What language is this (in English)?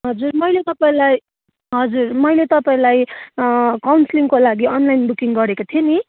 Nepali